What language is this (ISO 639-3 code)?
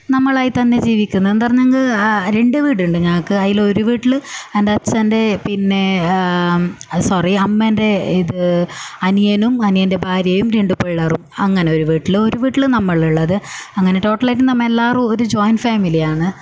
mal